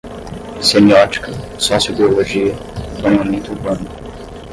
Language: Portuguese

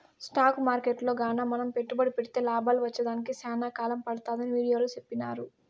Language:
Telugu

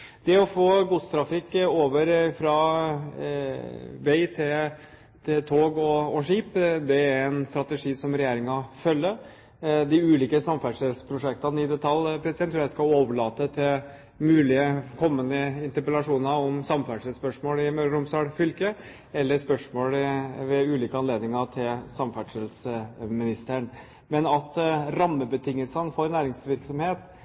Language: Norwegian Bokmål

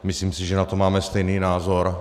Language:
Czech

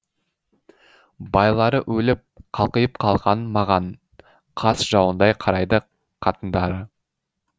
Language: Kazakh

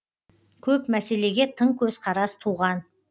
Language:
Kazakh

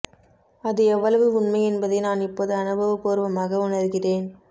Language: Tamil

